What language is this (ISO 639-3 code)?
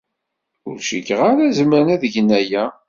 kab